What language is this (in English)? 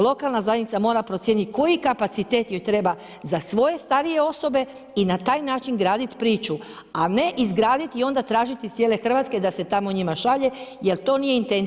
Croatian